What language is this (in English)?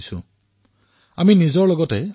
Assamese